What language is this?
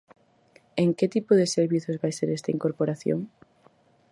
Galician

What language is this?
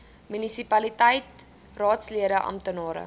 Afrikaans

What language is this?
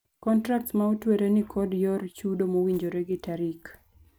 Luo (Kenya and Tanzania)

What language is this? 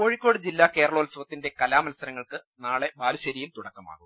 Malayalam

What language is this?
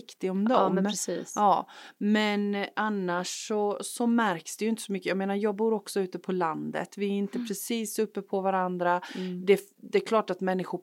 Swedish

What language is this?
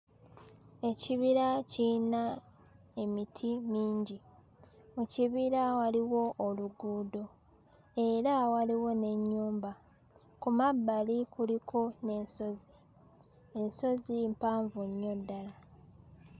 Ganda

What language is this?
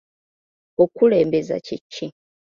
Ganda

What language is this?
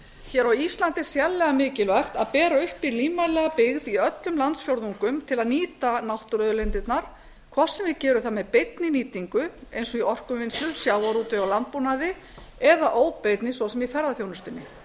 Icelandic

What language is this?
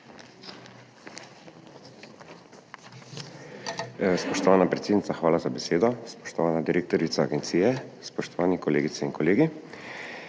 Slovenian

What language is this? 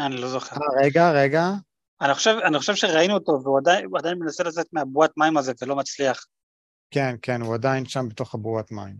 Hebrew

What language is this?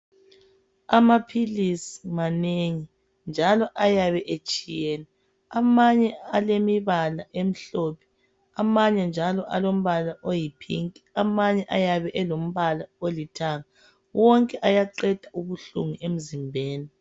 North Ndebele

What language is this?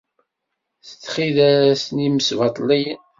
Kabyle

